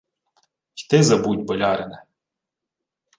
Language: Ukrainian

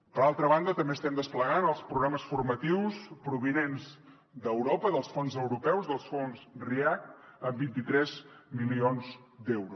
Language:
Catalan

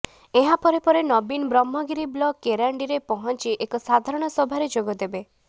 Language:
Odia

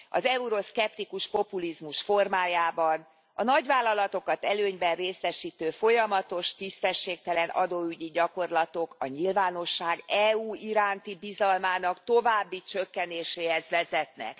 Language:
Hungarian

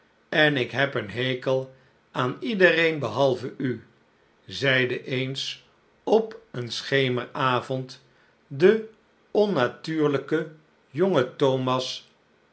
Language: Dutch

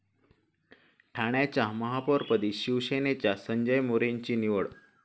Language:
Marathi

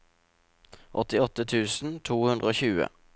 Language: Norwegian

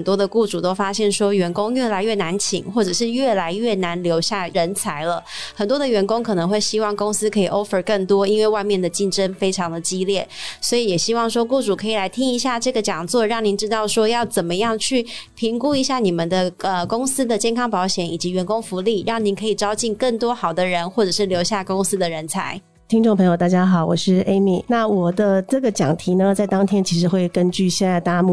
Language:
Chinese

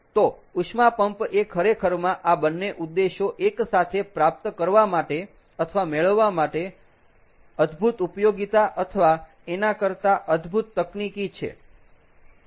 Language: Gujarati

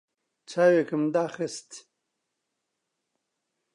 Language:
Central Kurdish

